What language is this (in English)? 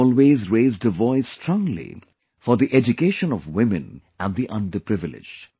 English